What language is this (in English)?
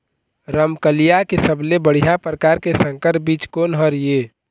Chhattisgarhi